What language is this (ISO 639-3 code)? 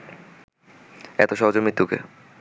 ben